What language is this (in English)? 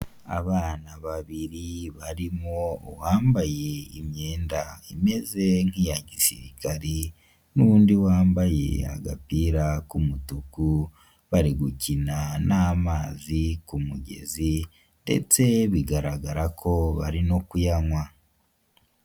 Kinyarwanda